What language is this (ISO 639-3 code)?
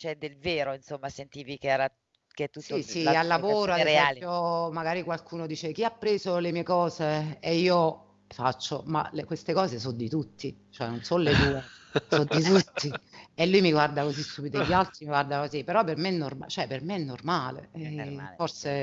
ita